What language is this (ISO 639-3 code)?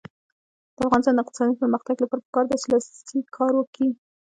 pus